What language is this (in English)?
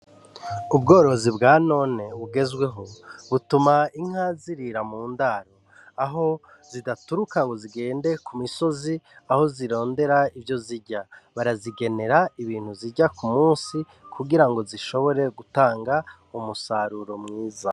Rundi